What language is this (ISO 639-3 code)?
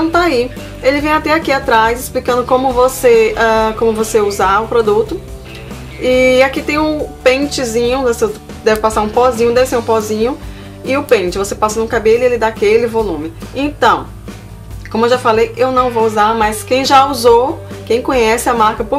por